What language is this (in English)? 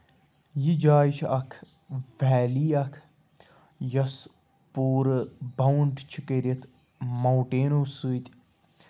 Kashmiri